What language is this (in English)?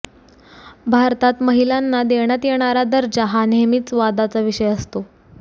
Marathi